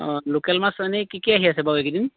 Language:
Assamese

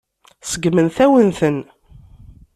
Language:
Kabyle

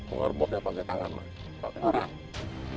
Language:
Indonesian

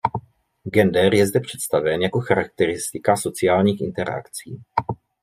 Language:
Czech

